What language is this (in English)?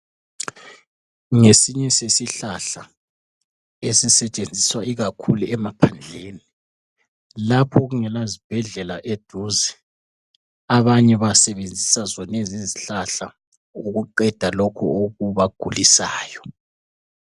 North Ndebele